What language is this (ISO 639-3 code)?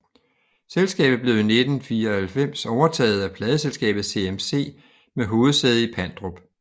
dan